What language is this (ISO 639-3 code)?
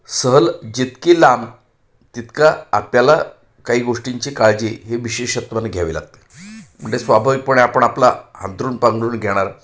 mar